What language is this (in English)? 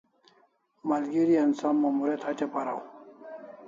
Kalasha